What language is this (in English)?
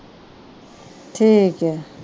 Punjabi